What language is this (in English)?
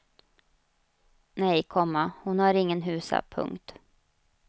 Swedish